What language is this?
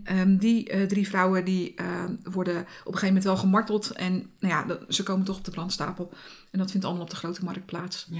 Dutch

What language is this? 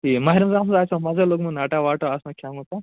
Kashmiri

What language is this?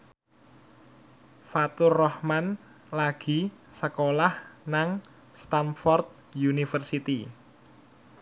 Javanese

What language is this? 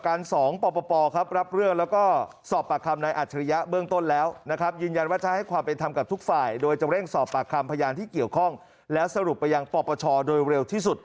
Thai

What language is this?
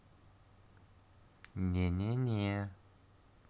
Russian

